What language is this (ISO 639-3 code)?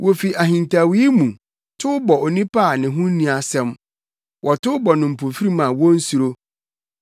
aka